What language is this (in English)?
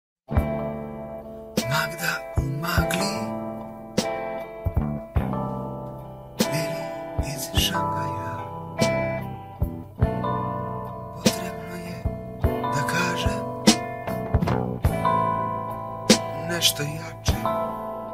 Italian